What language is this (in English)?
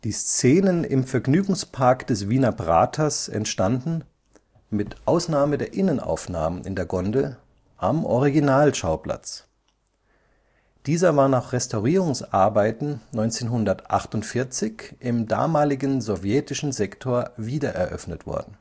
German